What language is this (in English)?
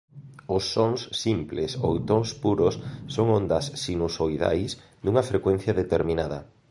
Galician